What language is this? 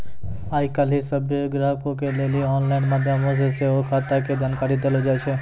Maithili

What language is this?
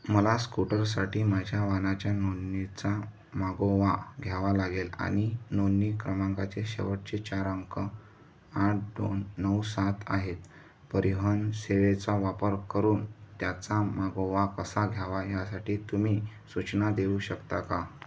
Marathi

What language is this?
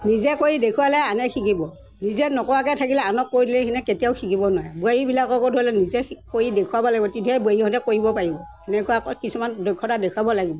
Assamese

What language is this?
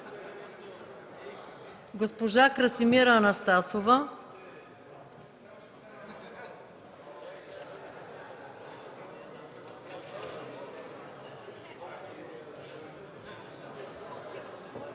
Bulgarian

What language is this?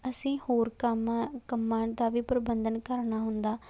Punjabi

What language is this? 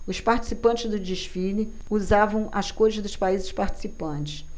Portuguese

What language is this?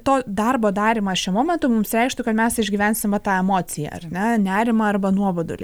Lithuanian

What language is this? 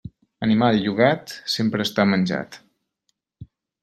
Catalan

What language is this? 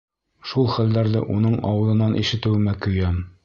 Bashkir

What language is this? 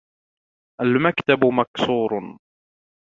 Arabic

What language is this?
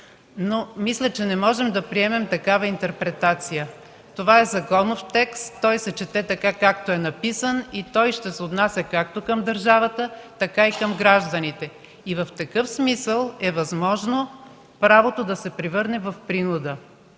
Bulgarian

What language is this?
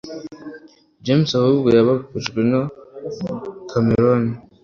Kinyarwanda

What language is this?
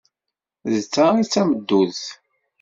Kabyle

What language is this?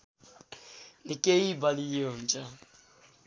Nepali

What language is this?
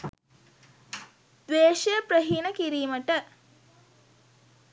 Sinhala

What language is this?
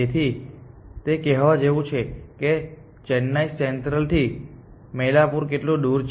Gujarati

